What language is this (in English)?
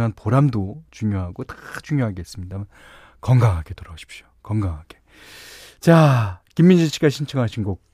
Korean